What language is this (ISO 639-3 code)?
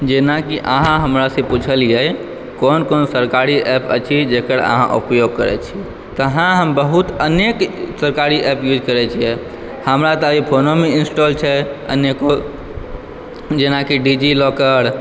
mai